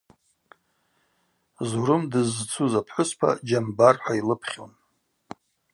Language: Abaza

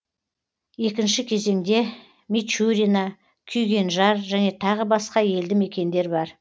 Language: Kazakh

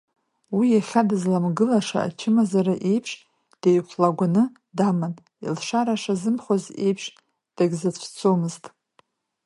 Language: Abkhazian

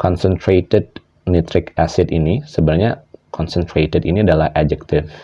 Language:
Indonesian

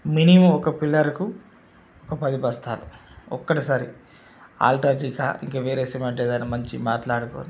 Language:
Telugu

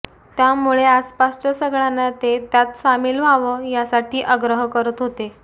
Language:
Marathi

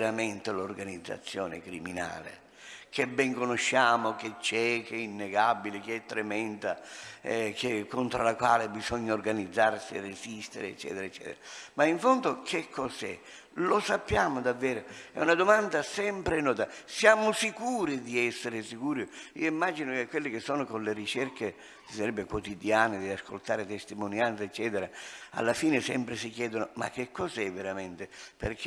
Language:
Italian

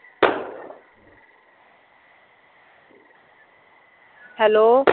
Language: Punjabi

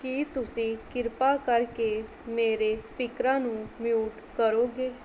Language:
Punjabi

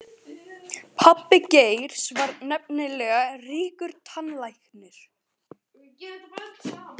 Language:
Icelandic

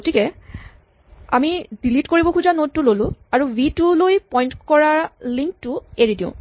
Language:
Assamese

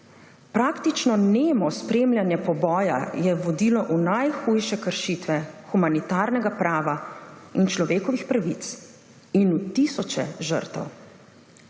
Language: Slovenian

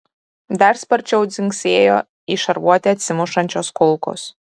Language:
Lithuanian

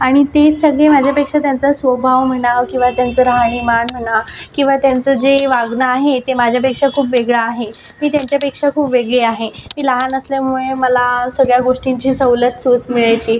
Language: Marathi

